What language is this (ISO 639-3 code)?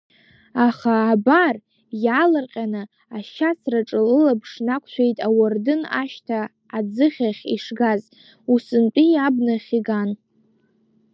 abk